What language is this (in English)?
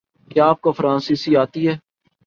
Urdu